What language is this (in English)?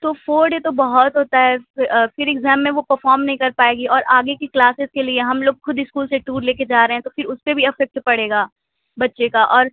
Urdu